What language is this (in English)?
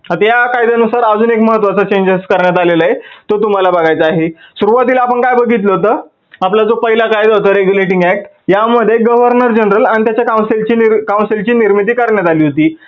Marathi